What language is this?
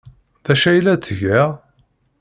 Kabyle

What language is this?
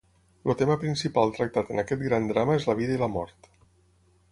Catalan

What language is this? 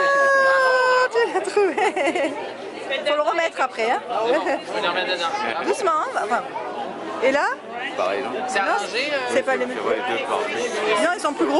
French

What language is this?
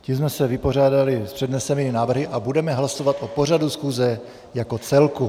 Czech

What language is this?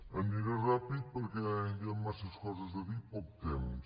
Catalan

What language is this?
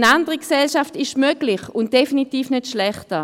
Swiss German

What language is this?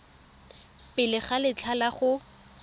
Tswana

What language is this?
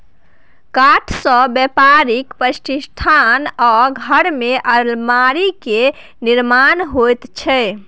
Maithili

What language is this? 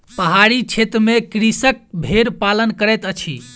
Maithili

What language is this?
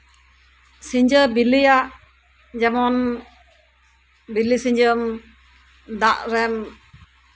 Santali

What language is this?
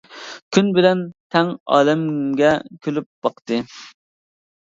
Uyghur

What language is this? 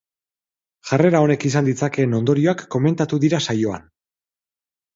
Basque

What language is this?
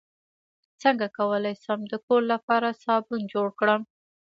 Pashto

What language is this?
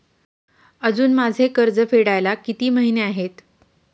Marathi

